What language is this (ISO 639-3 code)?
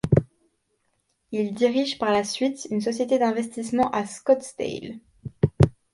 fra